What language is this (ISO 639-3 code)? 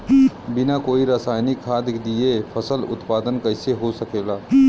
bho